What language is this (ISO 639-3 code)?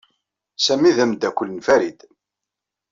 kab